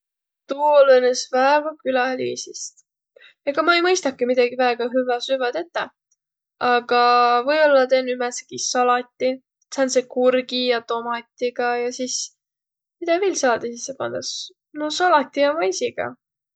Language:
Võro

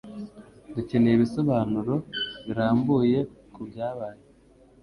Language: Kinyarwanda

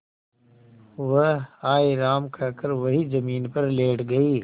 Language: Hindi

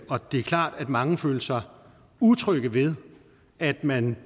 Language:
Danish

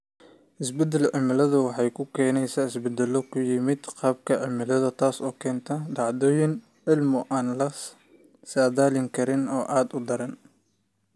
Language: Somali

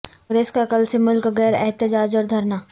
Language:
Urdu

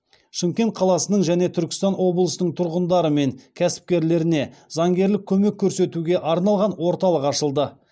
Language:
Kazakh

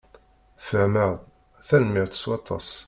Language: Kabyle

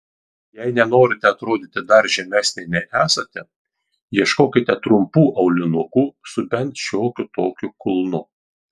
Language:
Lithuanian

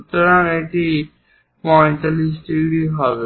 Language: Bangla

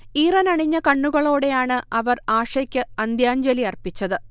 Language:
Malayalam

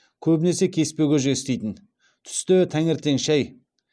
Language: Kazakh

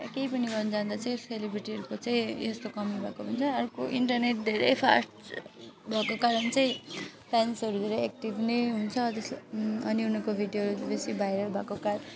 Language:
Nepali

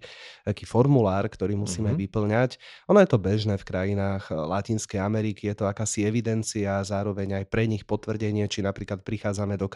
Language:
Slovak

